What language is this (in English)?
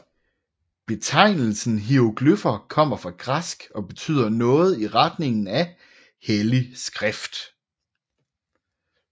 Danish